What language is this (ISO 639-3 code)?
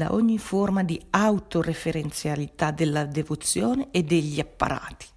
ita